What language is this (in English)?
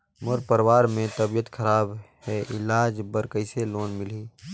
Chhattisgarhi